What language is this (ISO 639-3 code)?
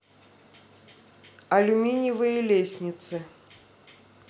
rus